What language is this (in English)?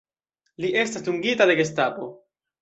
Esperanto